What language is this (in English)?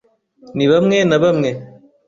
Kinyarwanda